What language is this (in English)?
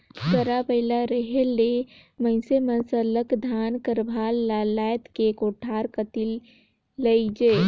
Chhattisgarhi